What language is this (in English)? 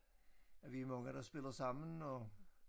Danish